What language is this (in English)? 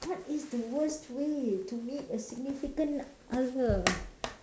English